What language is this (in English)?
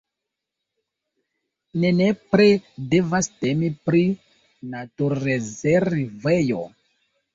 Esperanto